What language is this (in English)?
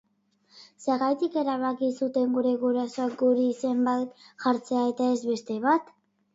Basque